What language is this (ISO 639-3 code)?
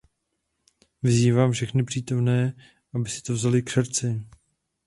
ces